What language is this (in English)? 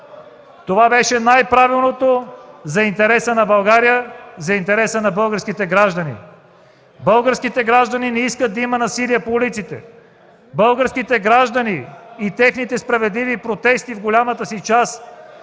Bulgarian